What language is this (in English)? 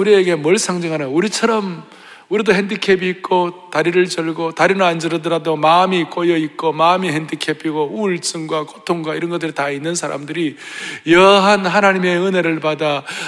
Korean